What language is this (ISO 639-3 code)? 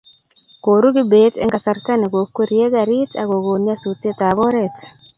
kln